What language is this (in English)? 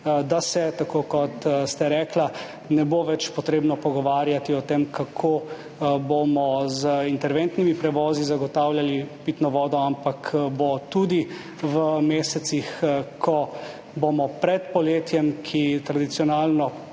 Slovenian